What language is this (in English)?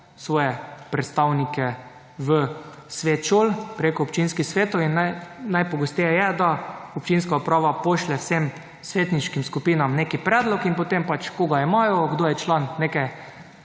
Slovenian